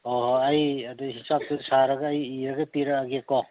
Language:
Manipuri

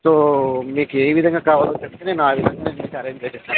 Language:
Telugu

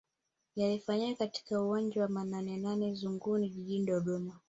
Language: Swahili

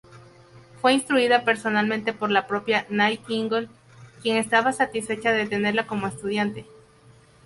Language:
Spanish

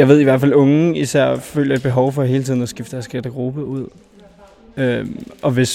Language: Danish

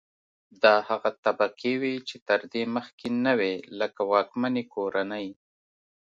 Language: Pashto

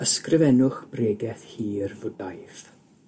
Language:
Welsh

